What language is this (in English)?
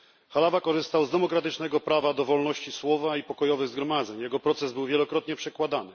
Polish